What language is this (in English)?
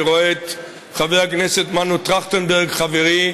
Hebrew